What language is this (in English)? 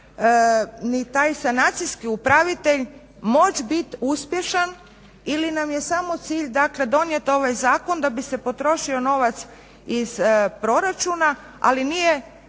Croatian